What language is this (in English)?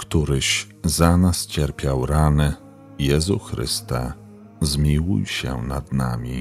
Polish